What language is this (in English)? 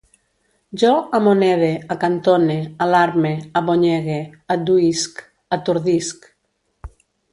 Catalan